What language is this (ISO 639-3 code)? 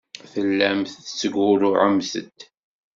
kab